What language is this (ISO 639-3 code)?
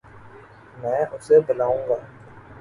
urd